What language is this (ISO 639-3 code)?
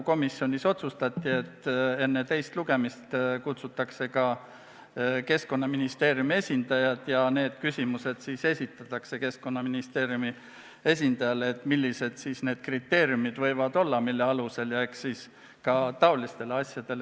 est